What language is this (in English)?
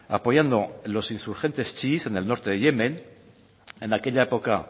Spanish